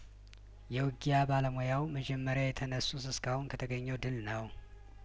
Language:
Amharic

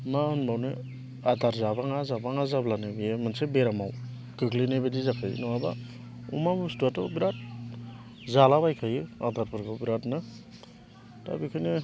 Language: Bodo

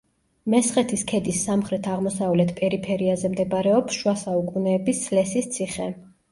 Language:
Georgian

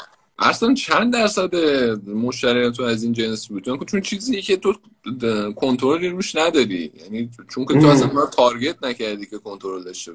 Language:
Persian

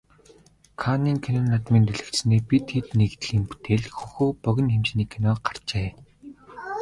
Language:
Mongolian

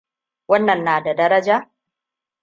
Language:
Hausa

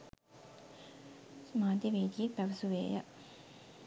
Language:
Sinhala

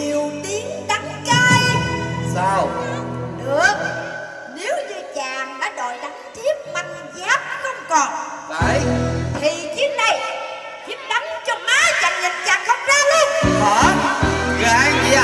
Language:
Vietnamese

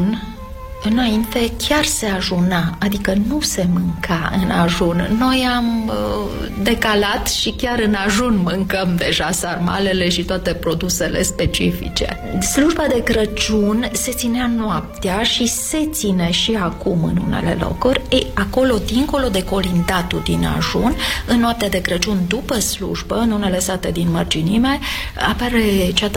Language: Romanian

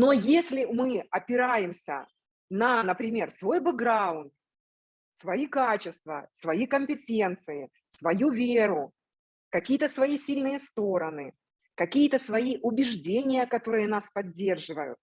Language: Russian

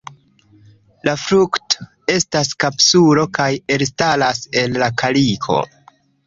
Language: Esperanto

